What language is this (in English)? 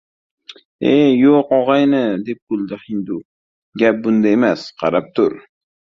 Uzbek